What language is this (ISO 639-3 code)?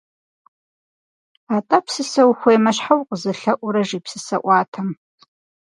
kbd